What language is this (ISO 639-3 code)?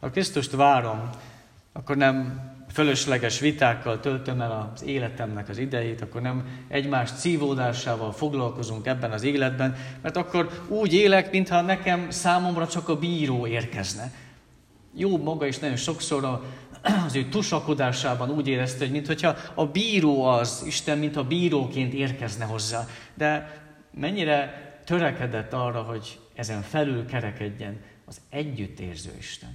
hun